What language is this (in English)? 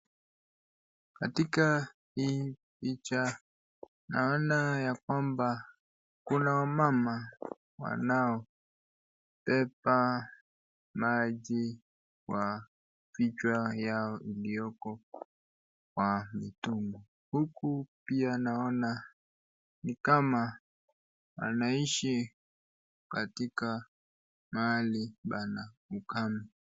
Swahili